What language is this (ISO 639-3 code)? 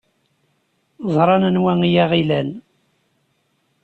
kab